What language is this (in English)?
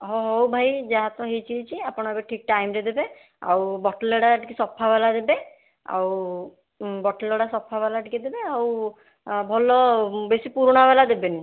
Odia